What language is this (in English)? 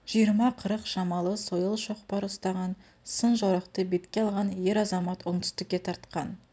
Kazakh